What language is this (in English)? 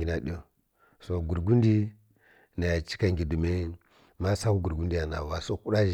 Kirya-Konzəl